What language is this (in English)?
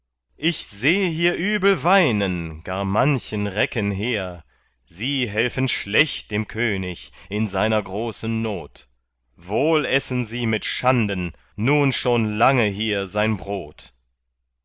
German